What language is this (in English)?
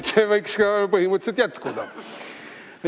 Estonian